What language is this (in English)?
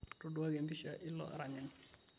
Masai